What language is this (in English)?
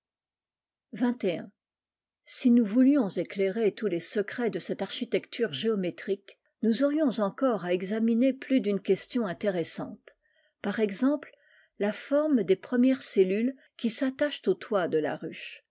French